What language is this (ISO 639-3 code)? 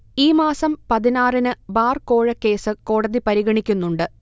mal